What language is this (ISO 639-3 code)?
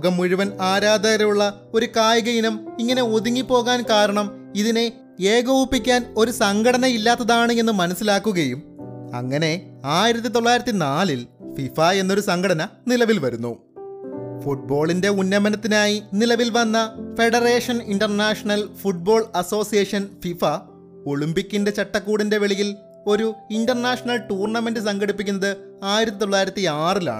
mal